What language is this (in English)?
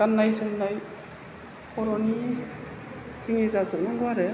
Bodo